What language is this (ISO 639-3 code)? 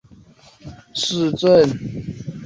zho